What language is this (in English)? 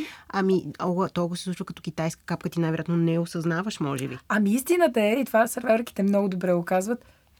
Bulgarian